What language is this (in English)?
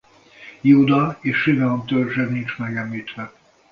Hungarian